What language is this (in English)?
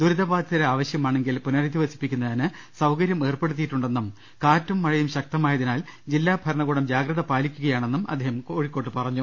Malayalam